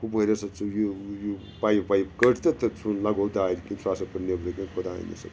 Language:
Kashmiri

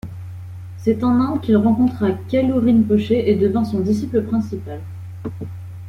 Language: French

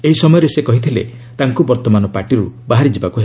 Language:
Odia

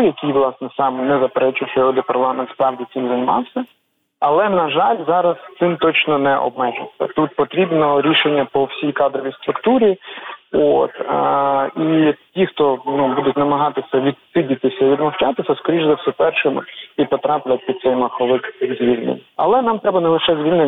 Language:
Ukrainian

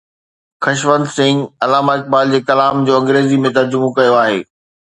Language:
Sindhi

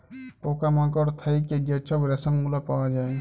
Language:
Bangla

